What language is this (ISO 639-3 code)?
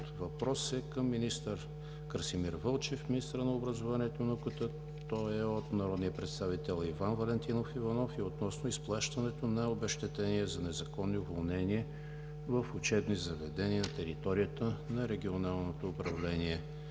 bul